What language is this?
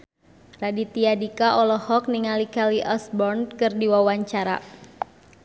Sundanese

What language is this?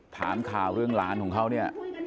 Thai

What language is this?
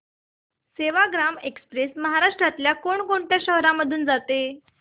Marathi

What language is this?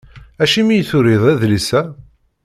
Kabyle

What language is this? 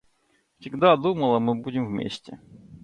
Russian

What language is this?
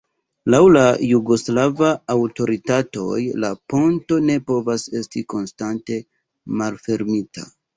Esperanto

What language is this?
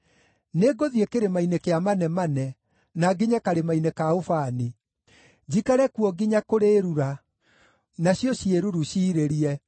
Kikuyu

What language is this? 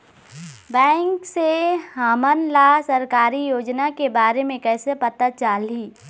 Chhattisgarhi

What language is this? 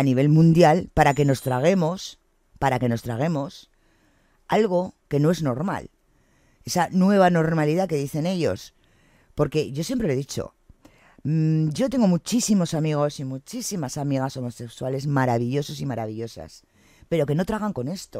Spanish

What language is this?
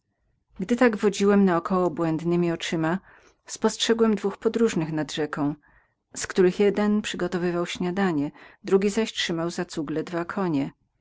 Polish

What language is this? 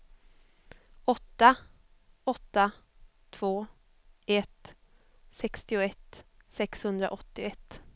Swedish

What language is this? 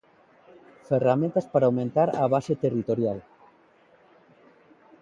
Galician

